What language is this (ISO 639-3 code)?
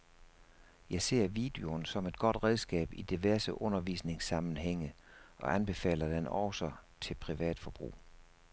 dan